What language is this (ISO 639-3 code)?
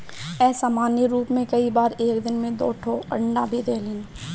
bho